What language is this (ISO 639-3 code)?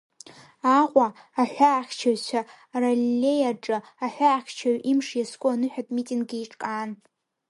abk